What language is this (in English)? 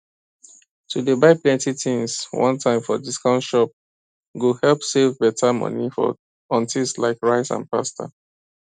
Nigerian Pidgin